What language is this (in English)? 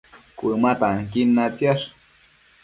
Matsés